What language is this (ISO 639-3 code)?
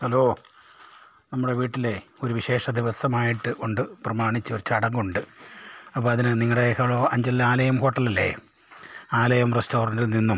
mal